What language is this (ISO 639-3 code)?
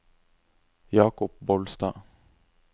nor